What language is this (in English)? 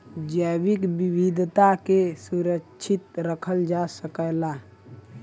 Bhojpuri